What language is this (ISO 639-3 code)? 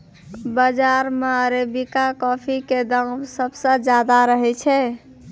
mai